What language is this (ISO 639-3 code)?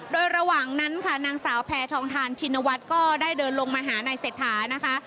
tha